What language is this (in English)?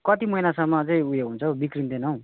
Nepali